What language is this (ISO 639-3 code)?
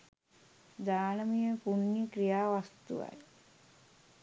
sin